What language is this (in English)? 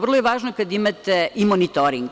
Serbian